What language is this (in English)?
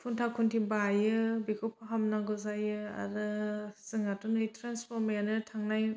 Bodo